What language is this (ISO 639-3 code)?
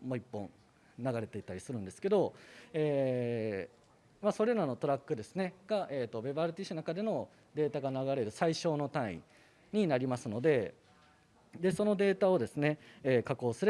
jpn